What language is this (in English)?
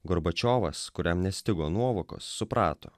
Lithuanian